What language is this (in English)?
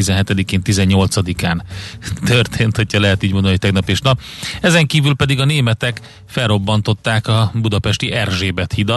Hungarian